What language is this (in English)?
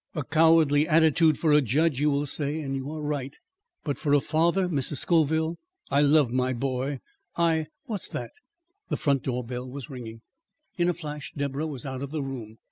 English